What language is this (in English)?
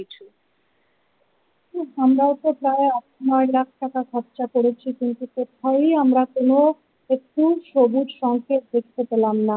Bangla